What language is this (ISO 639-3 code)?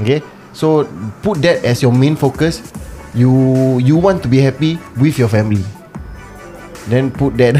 msa